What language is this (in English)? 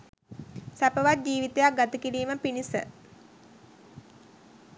Sinhala